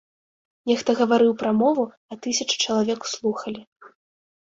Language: Belarusian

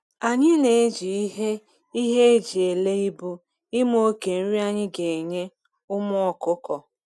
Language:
Igbo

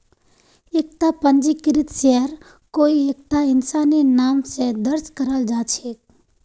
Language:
Magahi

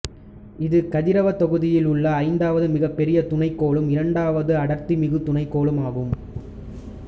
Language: Tamil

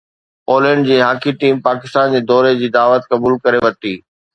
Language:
Sindhi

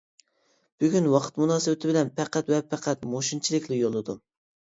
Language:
Uyghur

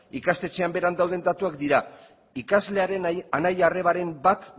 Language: Basque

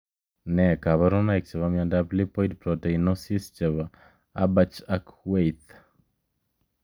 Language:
Kalenjin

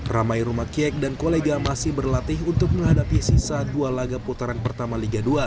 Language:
Indonesian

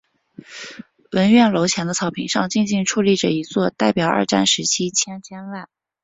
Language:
Chinese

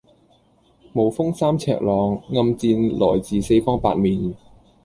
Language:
Cantonese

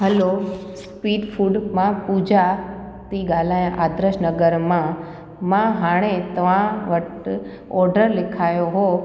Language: Sindhi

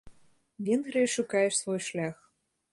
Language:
Belarusian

